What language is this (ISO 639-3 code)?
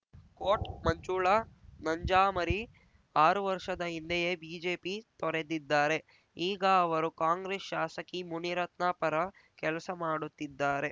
kan